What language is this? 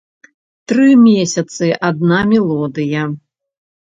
Belarusian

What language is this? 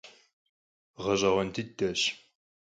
Kabardian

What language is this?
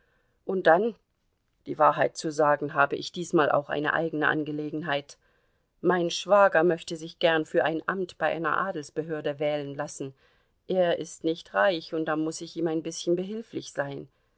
German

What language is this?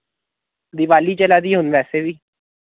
Dogri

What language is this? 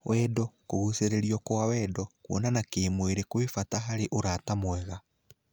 Kikuyu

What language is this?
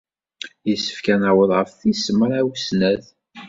Kabyle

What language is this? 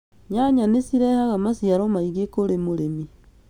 Kikuyu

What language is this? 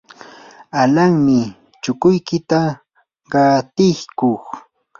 Yanahuanca Pasco Quechua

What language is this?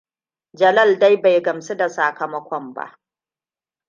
Hausa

